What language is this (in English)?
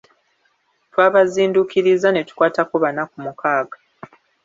Ganda